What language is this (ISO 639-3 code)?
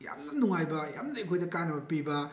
mni